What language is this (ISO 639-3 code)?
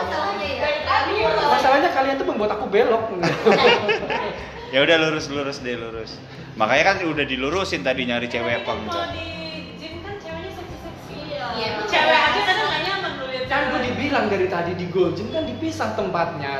ind